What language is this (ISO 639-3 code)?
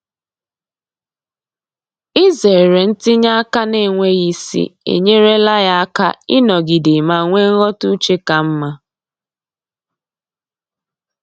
ibo